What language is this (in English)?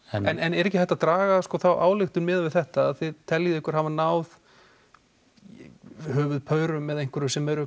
Icelandic